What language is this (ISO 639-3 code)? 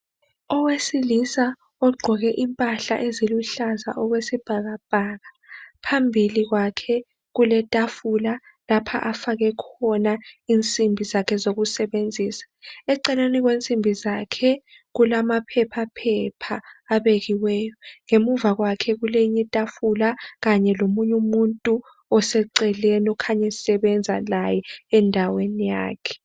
nde